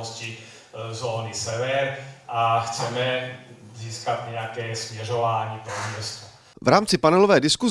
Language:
Czech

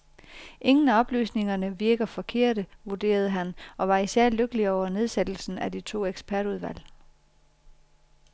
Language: Danish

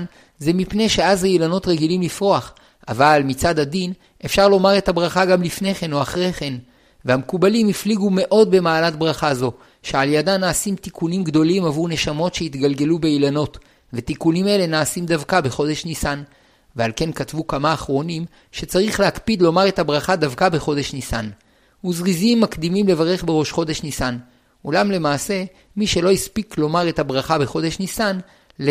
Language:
Hebrew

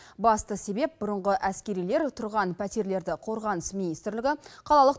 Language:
Kazakh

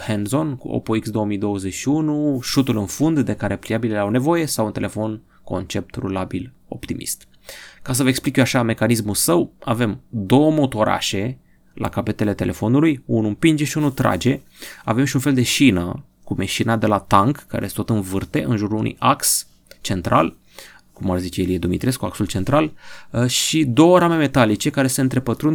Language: Romanian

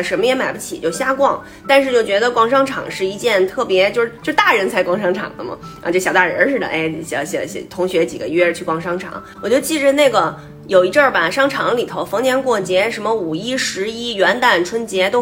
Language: Chinese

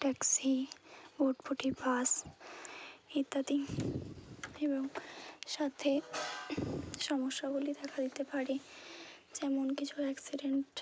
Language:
Bangla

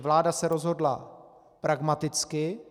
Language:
Czech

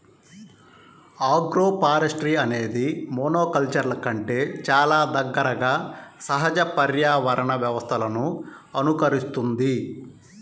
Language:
Telugu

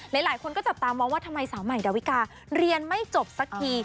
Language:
Thai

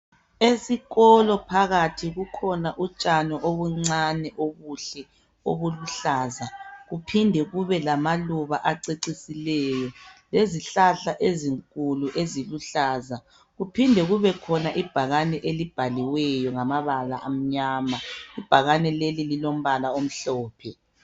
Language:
North Ndebele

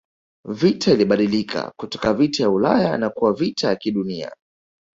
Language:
Swahili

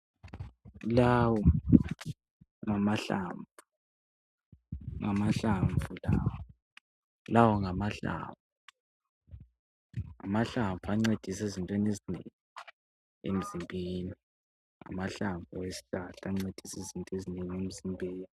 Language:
North Ndebele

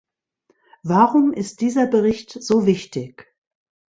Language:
German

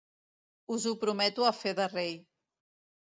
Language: Catalan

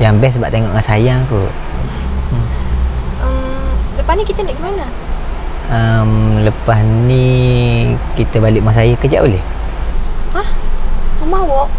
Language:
Malay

